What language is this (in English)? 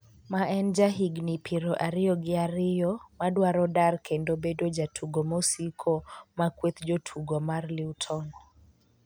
Luo (Kenya and Tanzania)